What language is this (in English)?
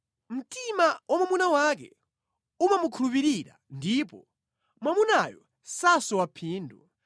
Nyanja